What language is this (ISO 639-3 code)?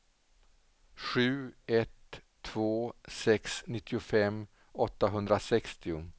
swe